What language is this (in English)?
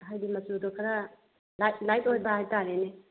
Manipuri